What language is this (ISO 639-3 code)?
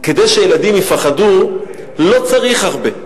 heb